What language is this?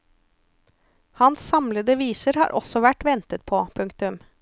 Norwegian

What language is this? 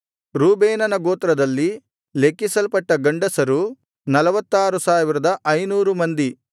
Kannada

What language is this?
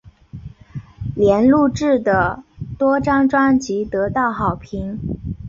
Chinese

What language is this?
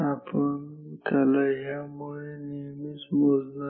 Marathi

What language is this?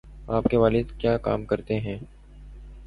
Urdu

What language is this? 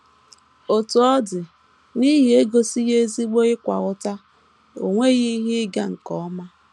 Igbo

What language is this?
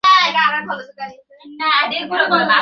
Bangla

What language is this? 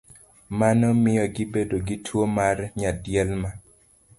Luo (Kenya and Tanzania)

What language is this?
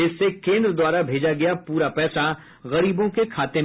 Hindi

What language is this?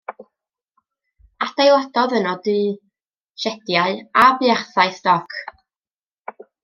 Welsh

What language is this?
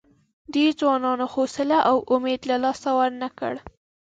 Pashto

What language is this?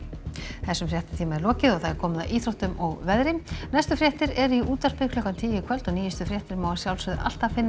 Icelandic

